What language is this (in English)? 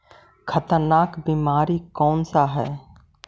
Magahi